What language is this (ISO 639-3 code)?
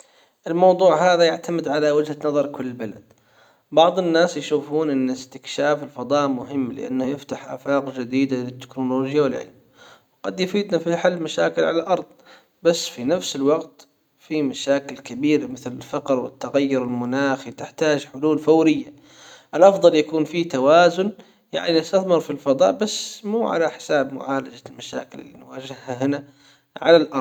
acw